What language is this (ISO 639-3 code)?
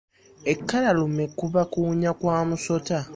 lug